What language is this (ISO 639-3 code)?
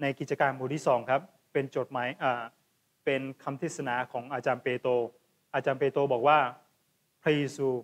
tha